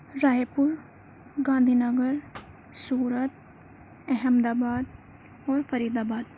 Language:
Urdu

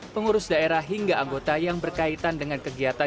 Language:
Indonesian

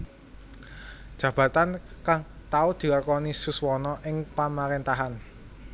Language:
Javanese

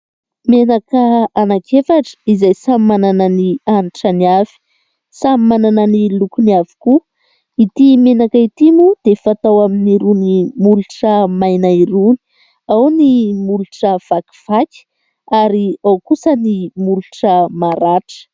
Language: Malagasy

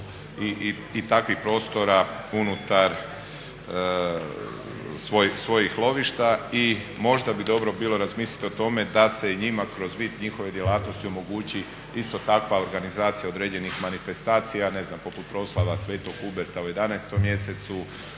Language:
Croatian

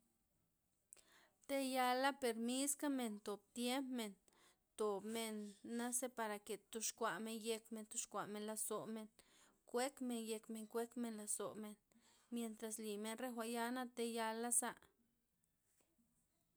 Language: Loxicha Zapotec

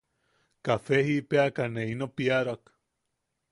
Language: Yaqui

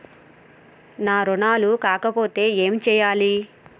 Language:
Telugu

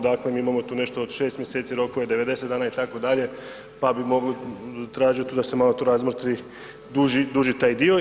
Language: Croatian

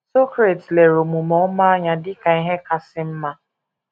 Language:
Igbo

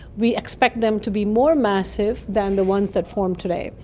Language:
English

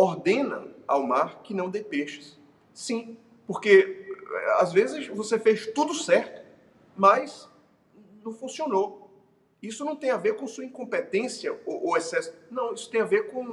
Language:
Portuguese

